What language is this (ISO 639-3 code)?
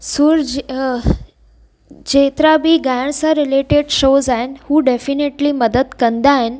snd